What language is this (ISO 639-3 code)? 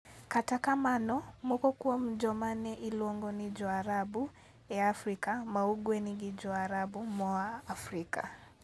luo